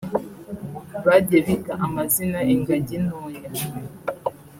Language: Kinyarwanda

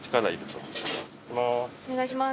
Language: Japanese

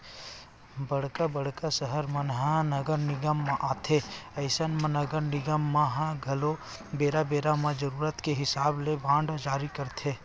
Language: Chhattisgarhi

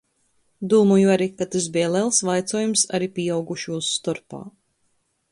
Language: Latgalian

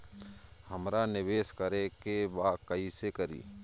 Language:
Bhojpuri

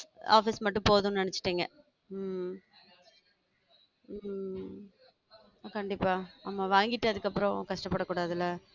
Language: Tamil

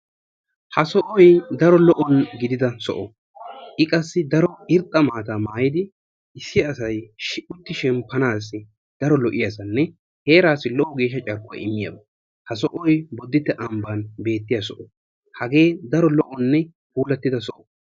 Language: Wolaytta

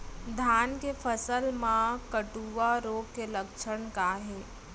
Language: Chhattisgarhi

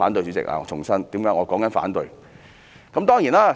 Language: Cantonese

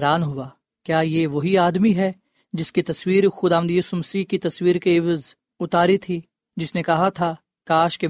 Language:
Urdu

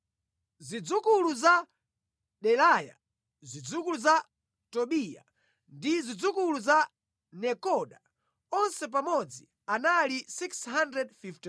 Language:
Nyanja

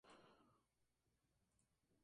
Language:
Spanish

